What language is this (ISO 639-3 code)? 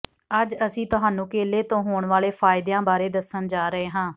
pan